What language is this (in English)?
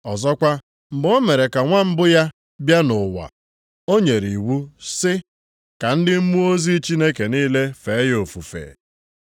Igbo